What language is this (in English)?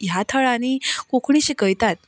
Konkani